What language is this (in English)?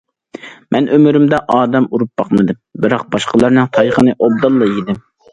Uyghur